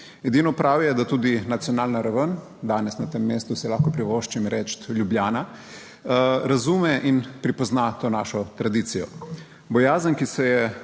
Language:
Slovenian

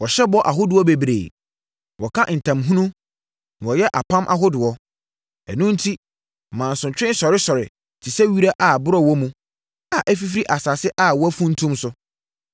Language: Akan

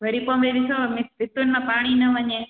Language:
Sindhi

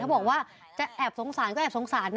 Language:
Thai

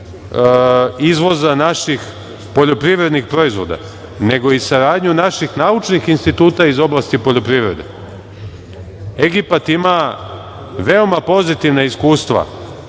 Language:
Serbian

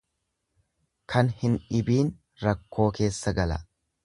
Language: Oromo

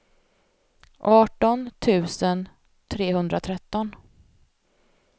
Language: Swedish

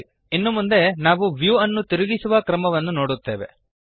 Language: Kannada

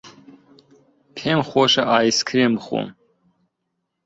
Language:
Central Kurdish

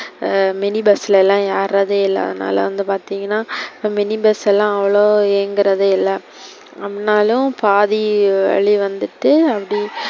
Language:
Tamil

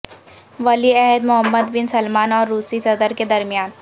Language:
Urdu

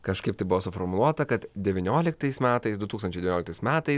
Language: Lithuanian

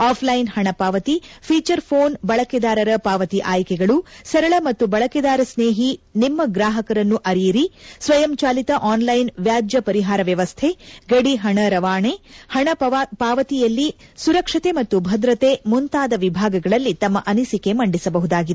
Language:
Kannada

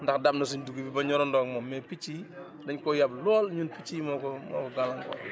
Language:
Wolof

